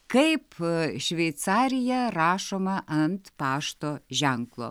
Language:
Lithuanian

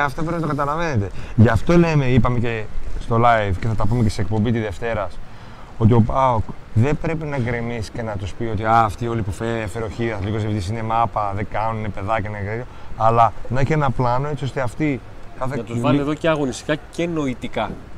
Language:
Greek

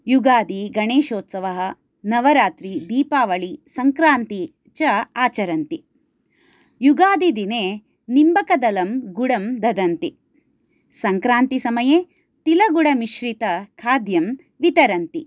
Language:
Sanskrit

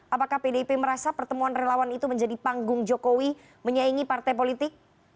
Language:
Indonesian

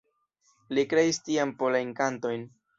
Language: Esperanto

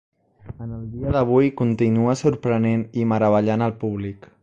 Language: Catalan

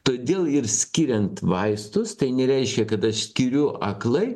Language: Lithuanian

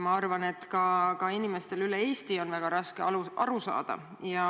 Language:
Estonian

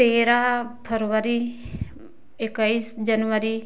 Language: Hindi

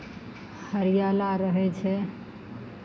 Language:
Maithili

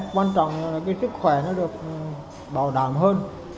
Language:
Vietnamese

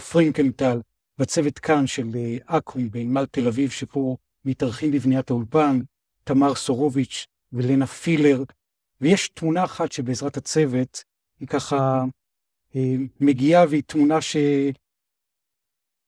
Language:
Hebrew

